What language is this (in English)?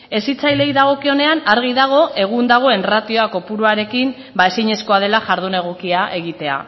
Basque